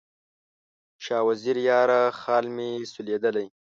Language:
Pashto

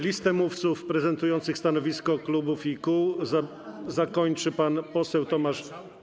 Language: Polish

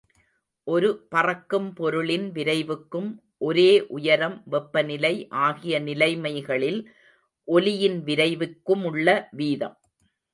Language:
Tamil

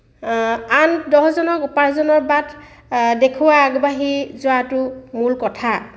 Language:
Assamese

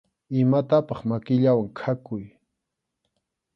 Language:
Arequipa-La Unión Quechua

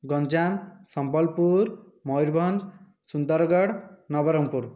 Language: Odia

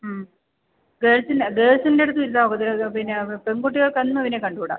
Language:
Malayalam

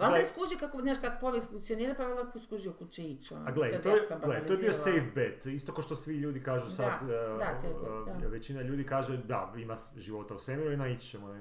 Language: Croatian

